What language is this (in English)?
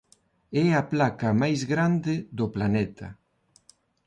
Galician